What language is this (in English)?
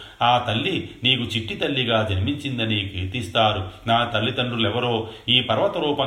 Telugu